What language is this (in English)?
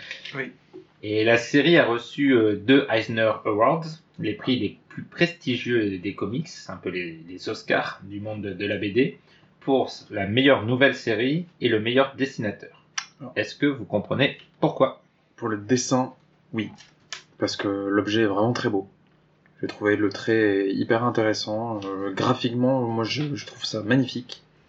French